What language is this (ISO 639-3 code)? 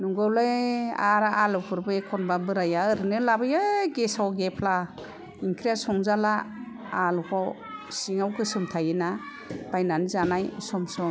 brx